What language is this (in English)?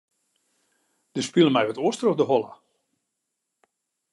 Western Frisian